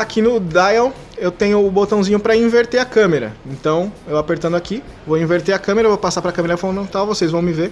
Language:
Portuguese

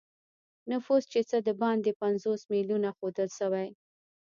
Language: Pashto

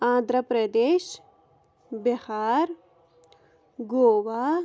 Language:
Kashmiri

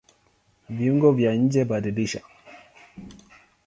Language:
Swahili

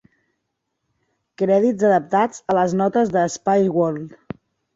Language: Catalan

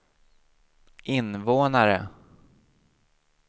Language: Swedish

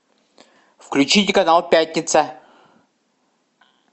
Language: Russian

